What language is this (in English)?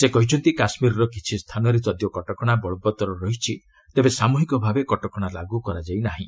Odia